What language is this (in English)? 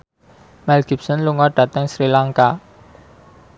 Javanese